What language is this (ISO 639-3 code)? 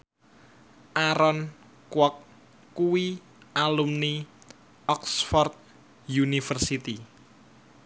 jav